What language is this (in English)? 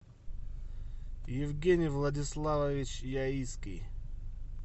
Russian